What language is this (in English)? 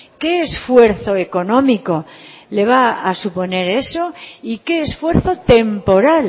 Spanish